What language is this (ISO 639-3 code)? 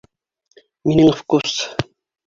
bak